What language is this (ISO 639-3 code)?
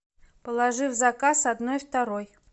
rus